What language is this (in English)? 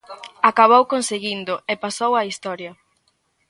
Galician